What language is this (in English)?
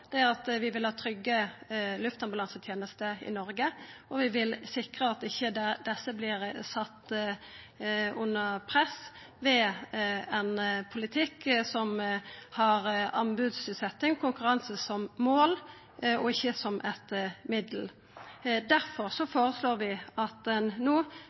Norwegian Nynorsk